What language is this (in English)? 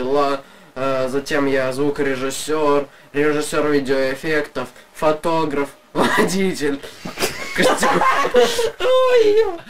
Russian